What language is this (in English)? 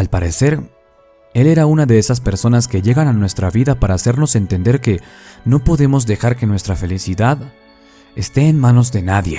Spanish